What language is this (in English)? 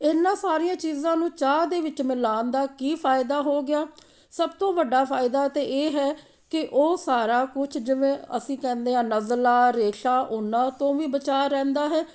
Punjabi